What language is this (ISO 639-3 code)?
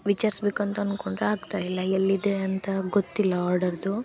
kan